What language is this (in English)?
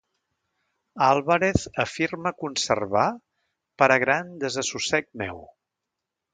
Catalan